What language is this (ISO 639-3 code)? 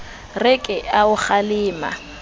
sot